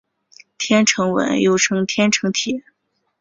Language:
Chinese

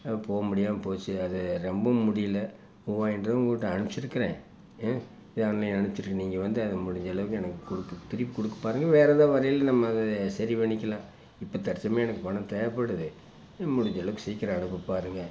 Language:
Tamil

